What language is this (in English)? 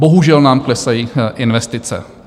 Czech